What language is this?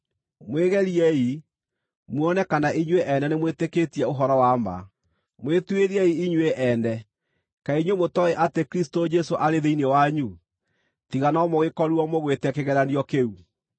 Kikuyu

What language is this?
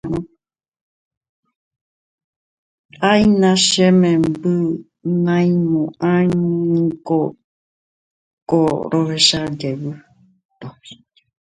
Guarani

